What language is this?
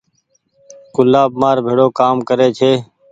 Goaria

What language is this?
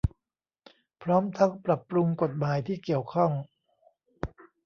Thai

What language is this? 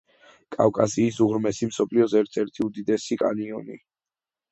Georgian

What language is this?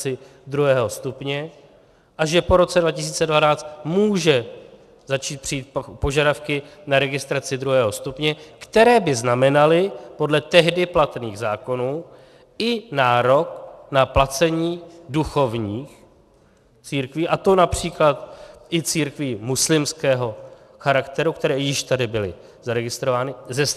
Czech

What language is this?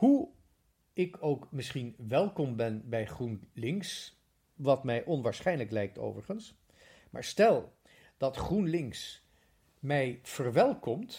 Dutch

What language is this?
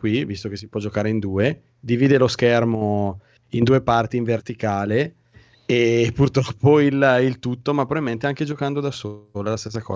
Italian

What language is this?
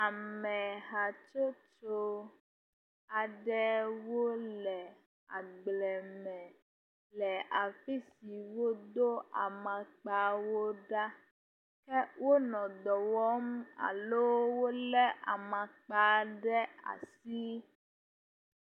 Ewe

